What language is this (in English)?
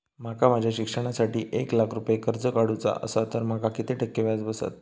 Marathi